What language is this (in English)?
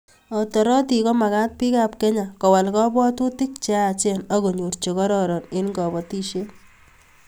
Kalenjin